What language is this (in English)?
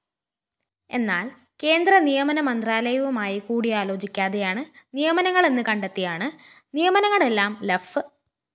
Malayalam